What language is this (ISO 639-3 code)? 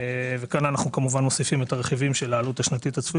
heb